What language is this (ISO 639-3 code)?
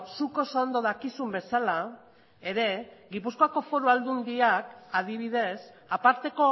eus